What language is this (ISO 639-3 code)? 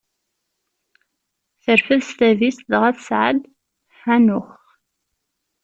kab